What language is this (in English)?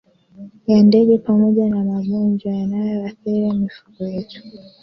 Swahili